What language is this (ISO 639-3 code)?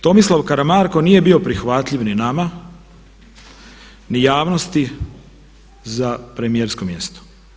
hrv